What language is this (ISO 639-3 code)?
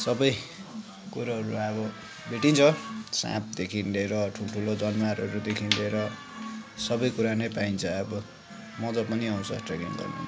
nep